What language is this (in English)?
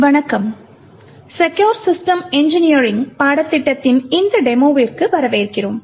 Tamil